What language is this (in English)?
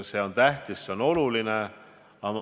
Estonian